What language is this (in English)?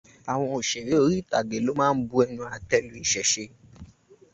Yoruba